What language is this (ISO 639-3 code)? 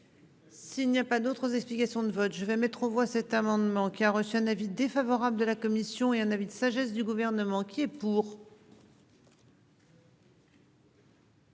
fra